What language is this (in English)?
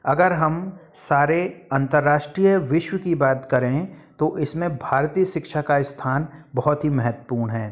Hindi